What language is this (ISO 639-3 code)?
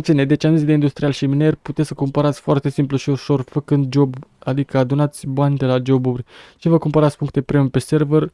ron